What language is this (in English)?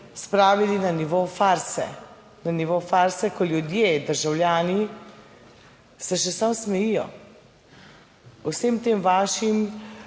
Slovenian